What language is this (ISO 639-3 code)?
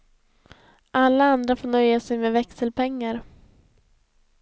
swe